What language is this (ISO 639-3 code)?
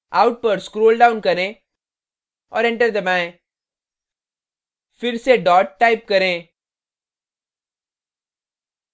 hin